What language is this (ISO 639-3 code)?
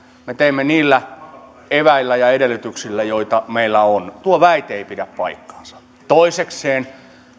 fin